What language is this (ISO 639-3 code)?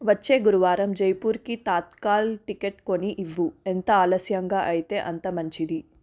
tel